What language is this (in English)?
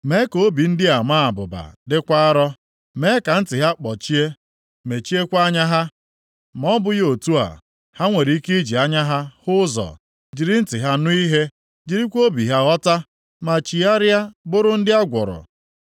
Igbo